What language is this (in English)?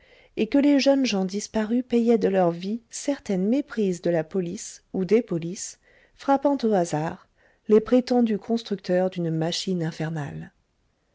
French